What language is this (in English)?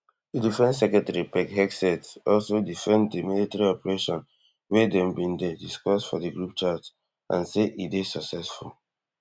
Nigerian Pidgin